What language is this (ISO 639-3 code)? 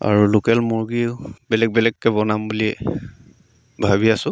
asm